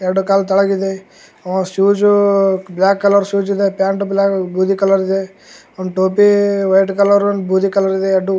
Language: Kannada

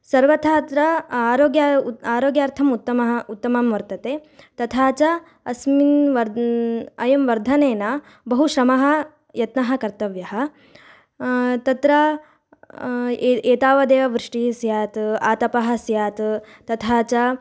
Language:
Sanskrit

